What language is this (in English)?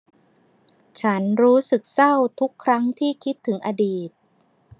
Thai